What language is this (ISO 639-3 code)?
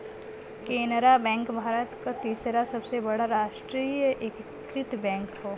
bho